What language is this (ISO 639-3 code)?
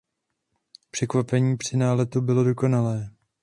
ces